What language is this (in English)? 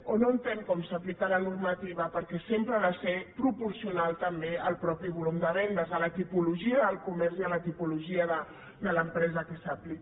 Catalan